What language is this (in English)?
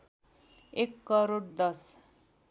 Nepali